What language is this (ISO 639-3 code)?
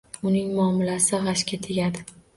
uzb